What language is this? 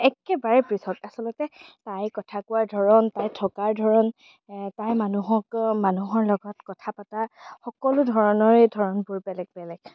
Assamese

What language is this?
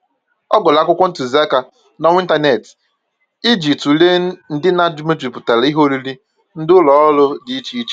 Igbo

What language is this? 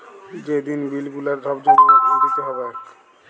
Bangla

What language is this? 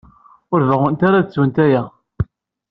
Kabyle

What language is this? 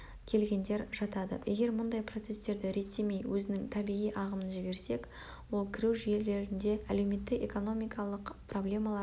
Kazakh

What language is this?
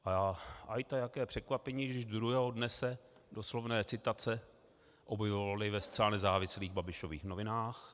Czech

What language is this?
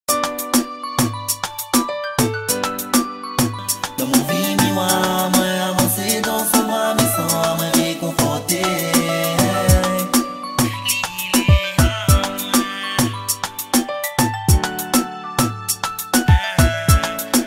Romanian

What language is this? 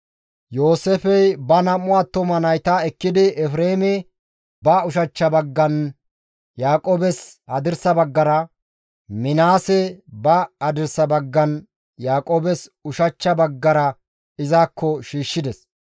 Gamo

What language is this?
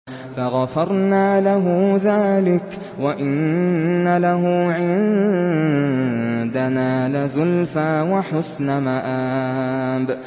Arabic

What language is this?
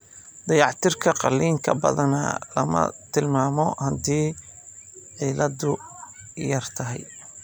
Somali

